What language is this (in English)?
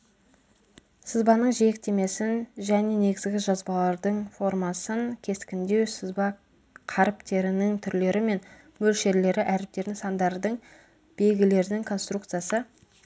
Kazakh